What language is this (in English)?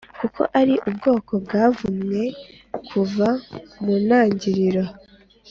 Kinyarwanda